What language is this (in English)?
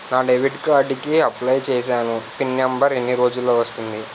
Telugu